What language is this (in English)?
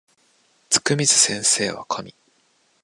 Japanese